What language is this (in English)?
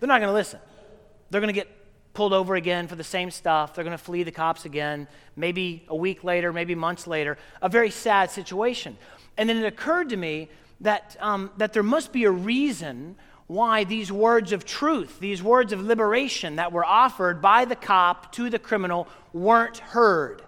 English